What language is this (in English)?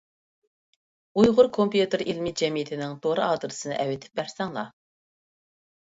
Uyghur